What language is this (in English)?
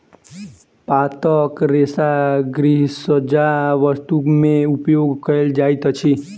Maithili